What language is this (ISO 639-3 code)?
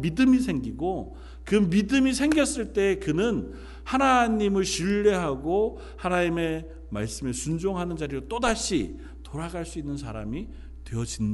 kor